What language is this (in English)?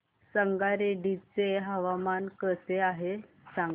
Marathi